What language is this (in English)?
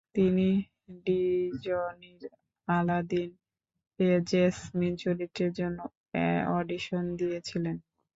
Bangla